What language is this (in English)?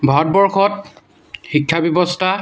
Assamese